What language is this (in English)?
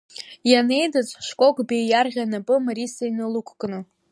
Abkhazian